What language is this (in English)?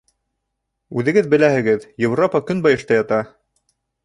Bashkir